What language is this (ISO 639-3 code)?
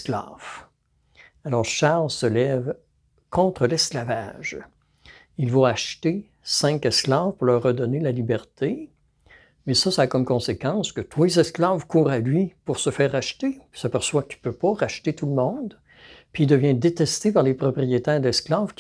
fra